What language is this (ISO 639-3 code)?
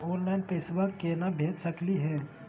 mag